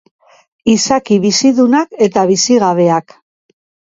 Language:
Basque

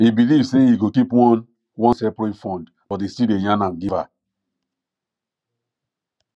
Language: Nigerian Pidgin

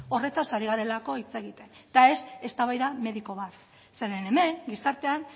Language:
Basque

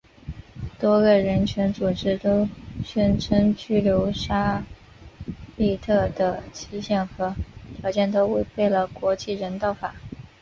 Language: Chinese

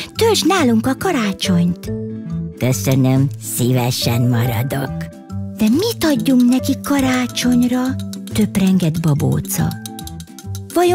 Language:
Hungarian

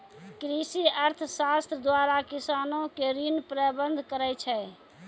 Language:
Maithili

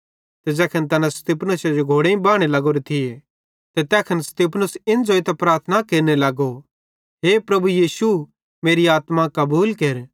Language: Bhadrawahi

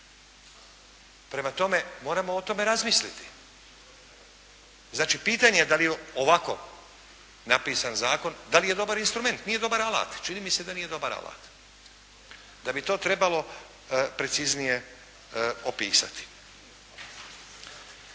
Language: Croatian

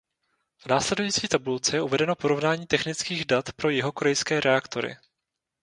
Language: Czech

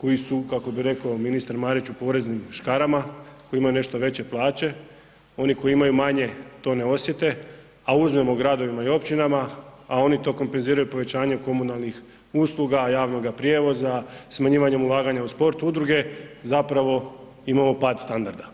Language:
Croatian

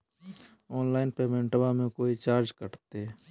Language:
Magahi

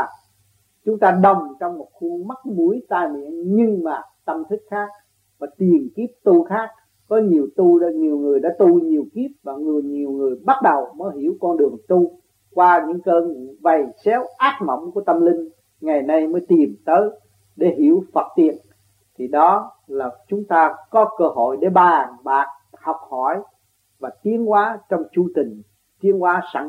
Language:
Vietnamese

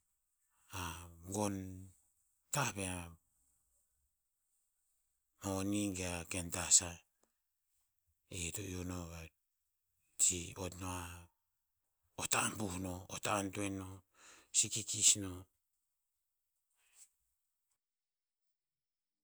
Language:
Tinputz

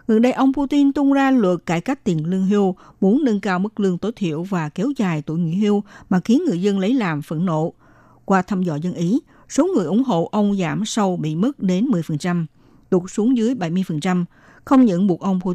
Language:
Vietnamese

